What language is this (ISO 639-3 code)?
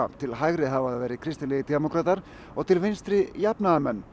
isl